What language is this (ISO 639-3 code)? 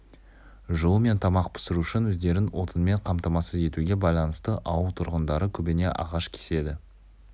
kaz